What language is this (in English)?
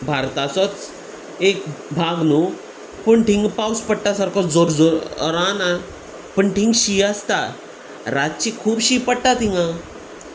Konkani